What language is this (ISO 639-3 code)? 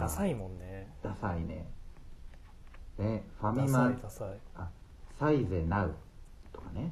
jpn